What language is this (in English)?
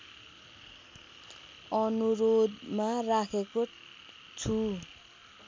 Nepali